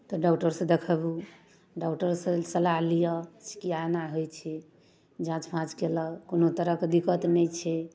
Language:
Maithili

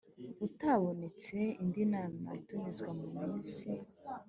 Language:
Kinyarwanda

